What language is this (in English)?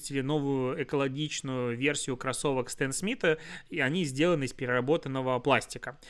Russian